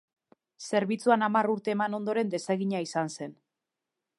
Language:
Basque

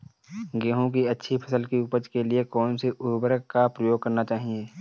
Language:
Hindi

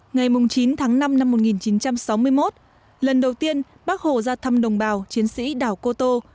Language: Vietnamese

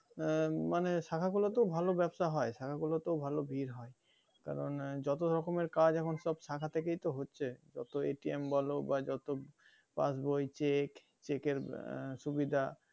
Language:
Bangla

